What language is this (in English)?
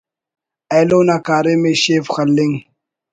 Brahui